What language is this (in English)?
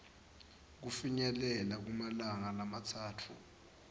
Swati